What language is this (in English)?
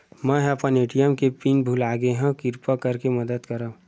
Chhattisgarhi